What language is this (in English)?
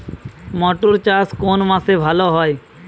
Bangla